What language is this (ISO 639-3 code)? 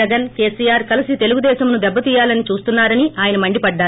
tel